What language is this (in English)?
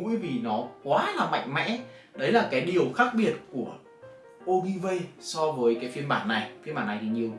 Vietnamese